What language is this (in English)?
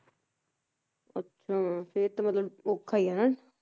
Punjabi